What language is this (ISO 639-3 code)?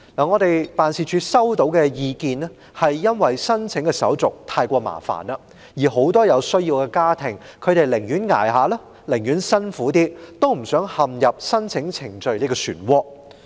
yue